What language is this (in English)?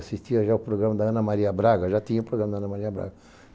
Portuguese